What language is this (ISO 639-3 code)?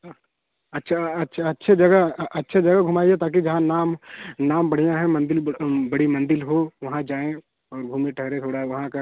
hin